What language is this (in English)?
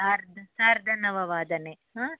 Sanskrit